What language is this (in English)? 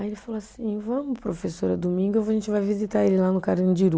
Portuguese